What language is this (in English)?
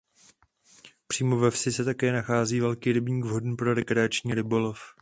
Czech